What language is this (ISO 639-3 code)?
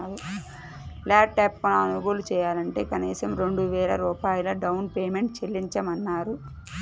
tel